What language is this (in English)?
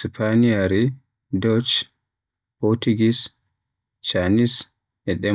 Western Niger Fulfulde